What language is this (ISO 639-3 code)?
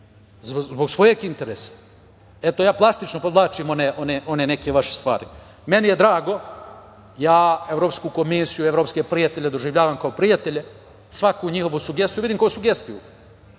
srp